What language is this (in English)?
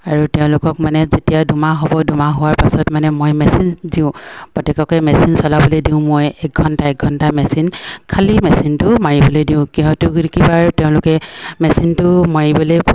Assamese